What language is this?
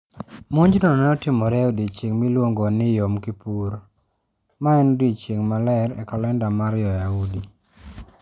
Luo (Kenya and Tanzania)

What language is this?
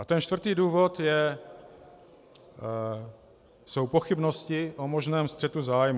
Czech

